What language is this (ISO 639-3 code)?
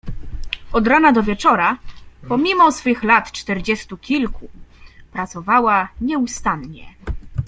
pol